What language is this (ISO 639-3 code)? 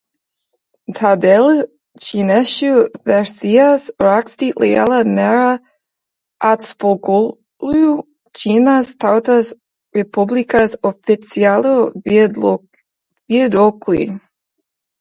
lav